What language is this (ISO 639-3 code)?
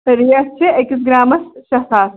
kas